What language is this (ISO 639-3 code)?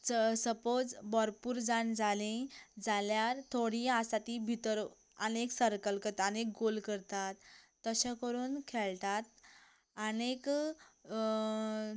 kok